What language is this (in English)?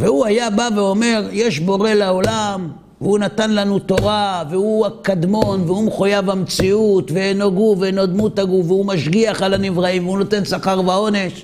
Hebrew